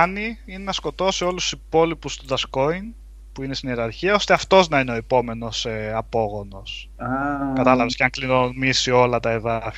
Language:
Greek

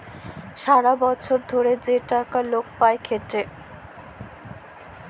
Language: Bangla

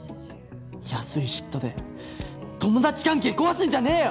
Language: Japanese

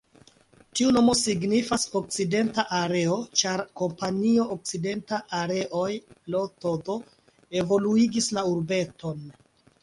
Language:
Esperanto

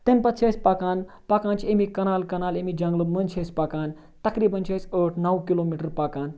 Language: Kashmiri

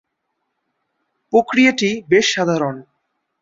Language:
Bangla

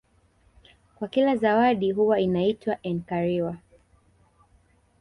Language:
Swahili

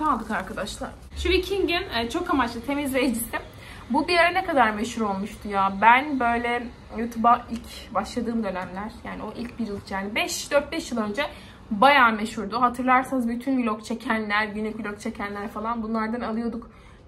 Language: Turkish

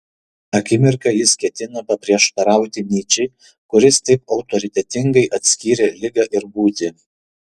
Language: Lithuanian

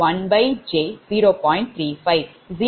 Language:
Tamil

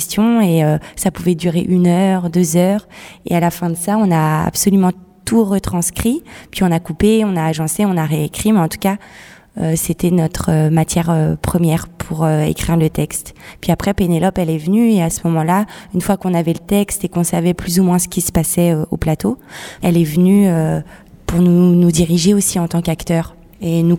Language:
French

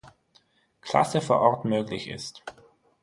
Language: German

